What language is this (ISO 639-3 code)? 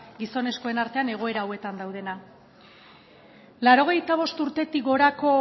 eus